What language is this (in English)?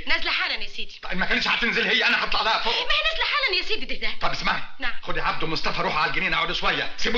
Arabic